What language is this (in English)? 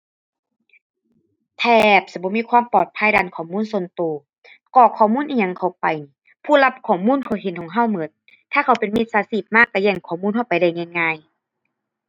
Thai